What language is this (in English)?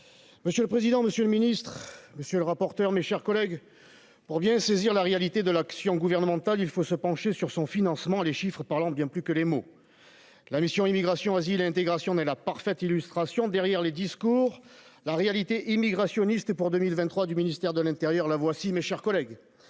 French